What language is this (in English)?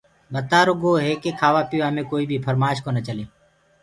Gurgula